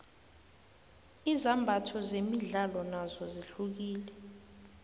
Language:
South Ndebele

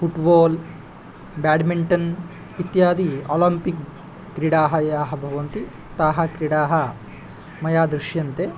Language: Sanskrit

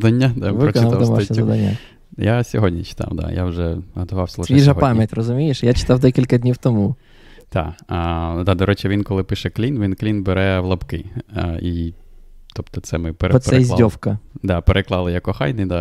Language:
Ukrainian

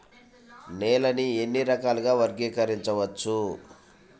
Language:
Telugu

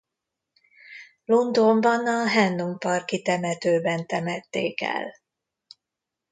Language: Hungarian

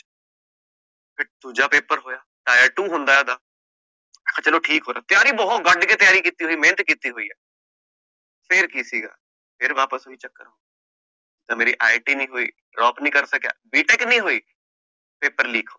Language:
Punjabi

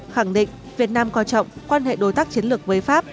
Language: Vietnamese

